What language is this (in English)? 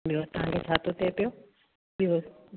Sindhi